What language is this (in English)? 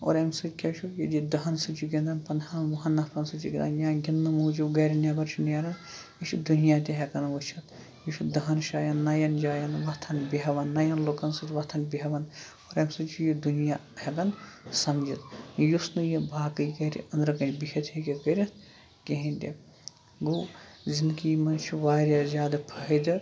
Kashmiri